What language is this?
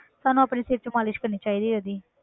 Punjabi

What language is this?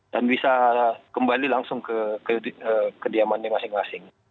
Indonesian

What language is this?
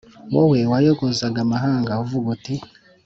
Kinyarwanda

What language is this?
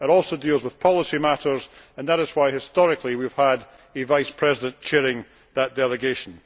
English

